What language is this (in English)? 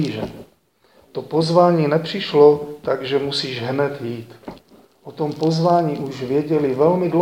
Czech